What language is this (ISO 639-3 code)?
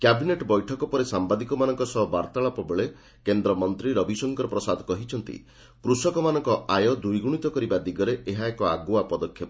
ori